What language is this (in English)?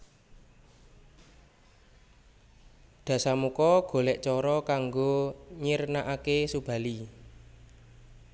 Javanese